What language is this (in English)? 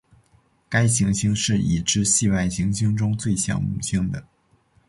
Chinese